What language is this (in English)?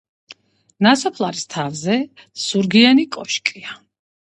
Georgian